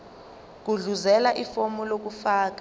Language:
Zulu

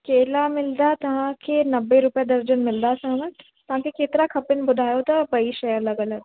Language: Sindhi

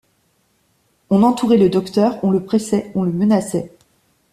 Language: French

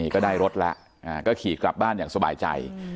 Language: Thai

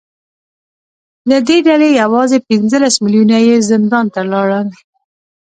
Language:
Pashto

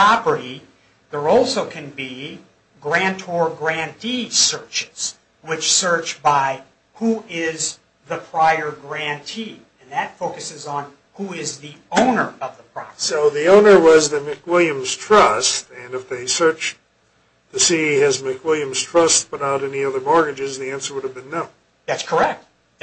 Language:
English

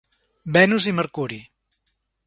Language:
Catalan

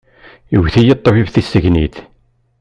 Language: Kabyle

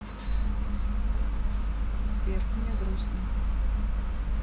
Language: Russian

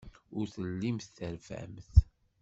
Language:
Kabyle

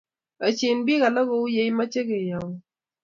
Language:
Kalenjin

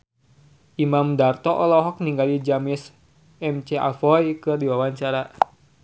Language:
Sundanese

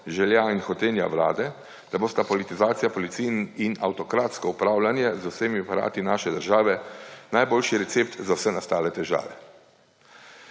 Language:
Slovenian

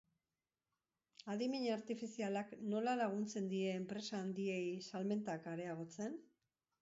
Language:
Basque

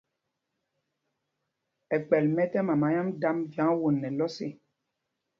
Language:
Mpumpong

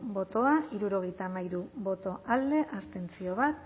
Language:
Basque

